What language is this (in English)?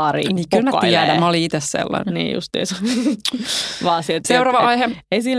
Finnish